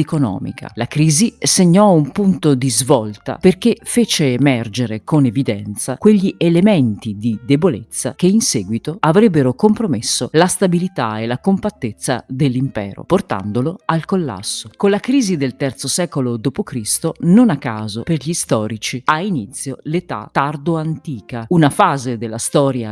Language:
Italian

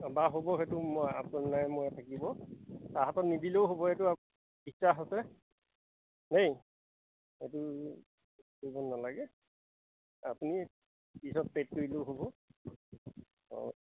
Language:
Assamese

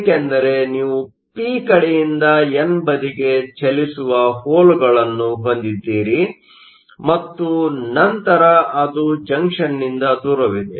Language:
Kannada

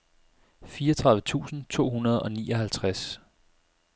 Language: Danish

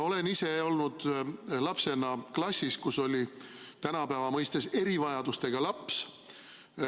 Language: Estonian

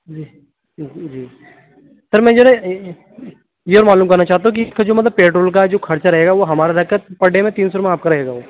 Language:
Urdu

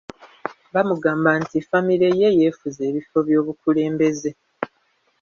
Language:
Ganda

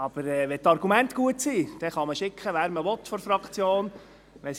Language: Swiss German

